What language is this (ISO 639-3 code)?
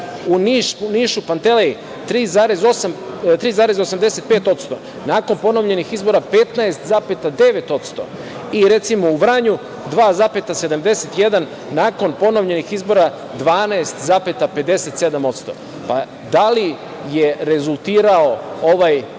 srp